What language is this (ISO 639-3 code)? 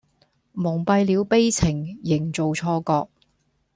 yue